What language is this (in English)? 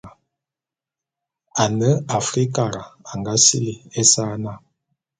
Bulu